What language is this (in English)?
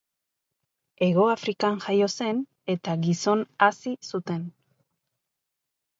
Basque